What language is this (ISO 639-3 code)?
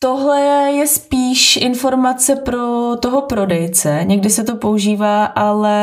ces